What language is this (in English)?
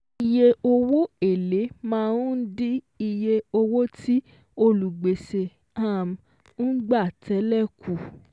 Yoruba